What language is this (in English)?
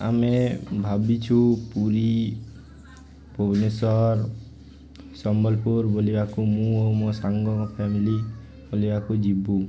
Odia